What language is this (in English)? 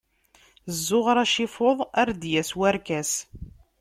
Kabyle